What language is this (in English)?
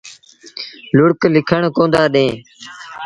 Sindhi Bhil